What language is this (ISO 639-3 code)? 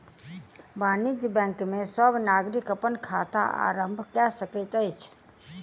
mai